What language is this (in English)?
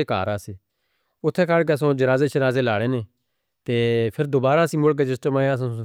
Northern Hindko